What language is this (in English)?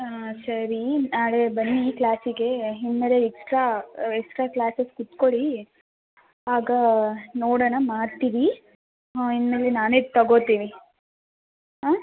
Kannada